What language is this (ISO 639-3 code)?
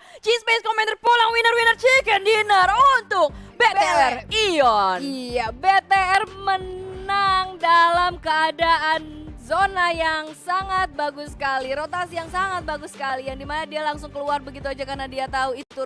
ind